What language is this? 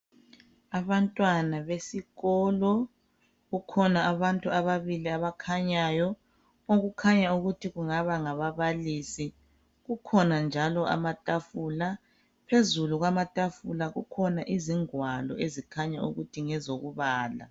North Ndebele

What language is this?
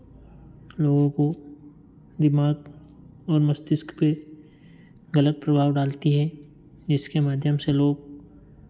Hindi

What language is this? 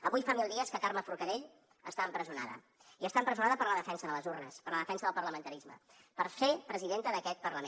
Catalan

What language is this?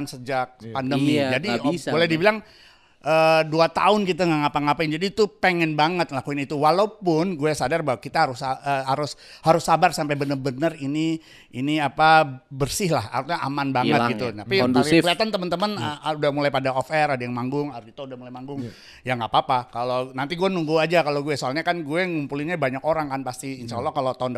Indonesian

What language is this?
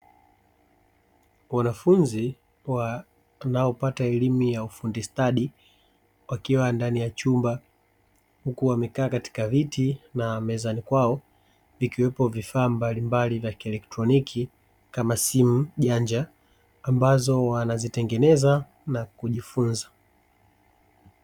Swahili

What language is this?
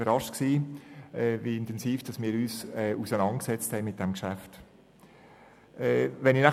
Swiss German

